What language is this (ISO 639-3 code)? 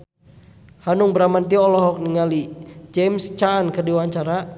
sun